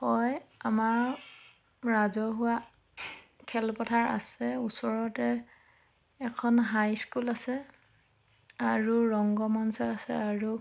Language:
Assamese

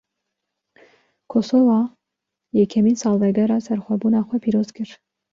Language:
Kurdish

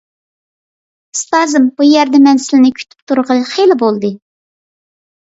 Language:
Uyghur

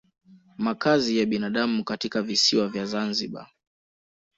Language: Swahili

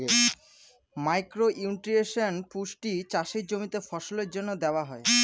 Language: Bangla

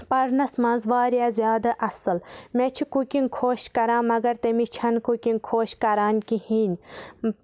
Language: Kashmiri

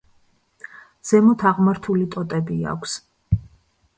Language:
Georgian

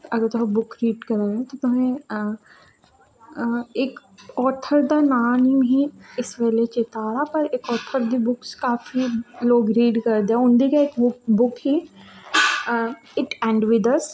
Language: Dogri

